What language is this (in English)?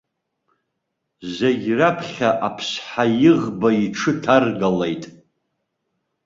Abkhazian